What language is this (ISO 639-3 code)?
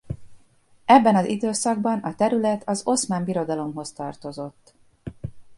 hun